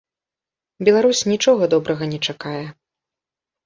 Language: Belarusian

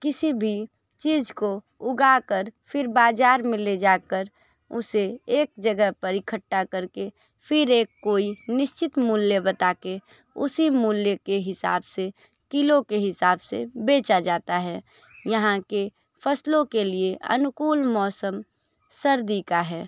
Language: Hindi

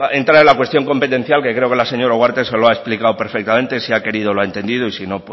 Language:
Spanish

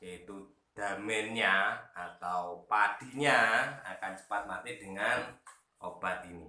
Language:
Indonesian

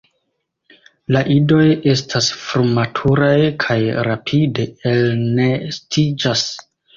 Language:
Esperanto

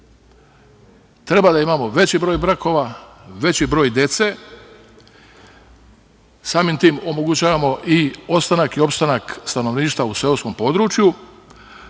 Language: Serbian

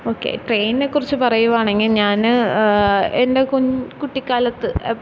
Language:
Malayalam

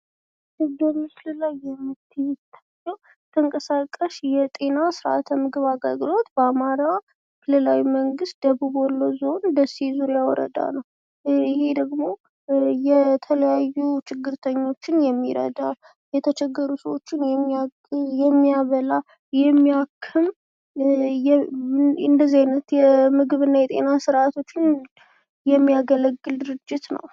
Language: Amharic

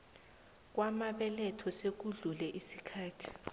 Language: South Ndebele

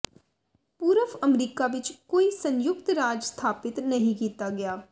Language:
Punjabi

